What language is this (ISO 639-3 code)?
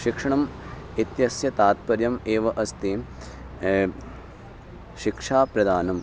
san